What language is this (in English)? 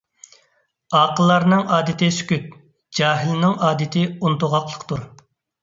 Uyghur